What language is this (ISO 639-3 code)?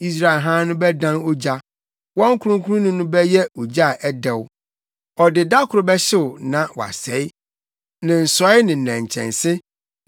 aka